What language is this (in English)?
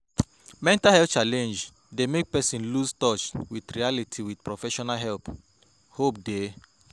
Nigerian Pidgin